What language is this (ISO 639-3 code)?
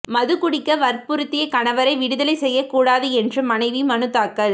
tam